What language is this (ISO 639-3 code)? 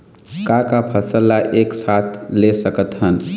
hne